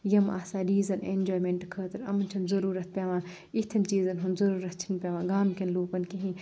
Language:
Kashmiri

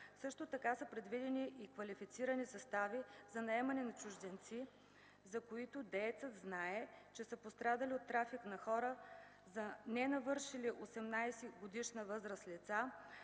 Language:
Bulgarian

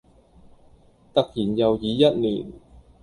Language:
Cantonese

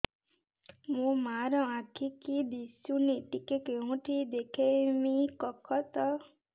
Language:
Odia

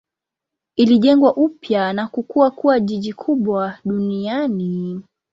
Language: Swahili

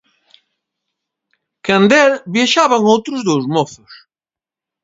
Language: Galician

